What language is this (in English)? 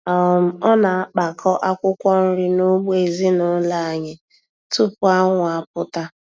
Igbo